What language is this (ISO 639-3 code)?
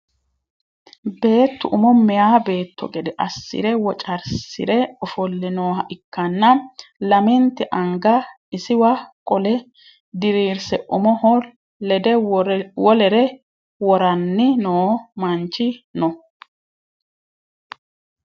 sid